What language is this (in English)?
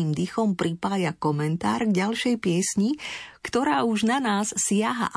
Slovak